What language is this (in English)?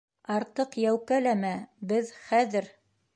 Bashkir